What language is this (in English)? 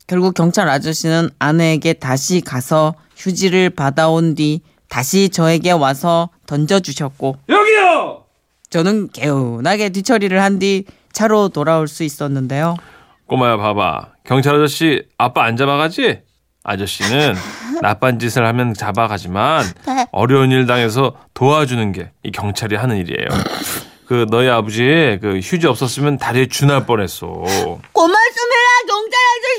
Korean